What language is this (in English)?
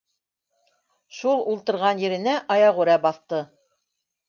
Bashkir